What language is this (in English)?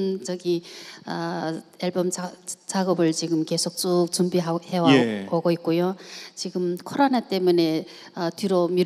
Korean